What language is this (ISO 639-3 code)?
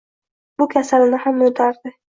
uzb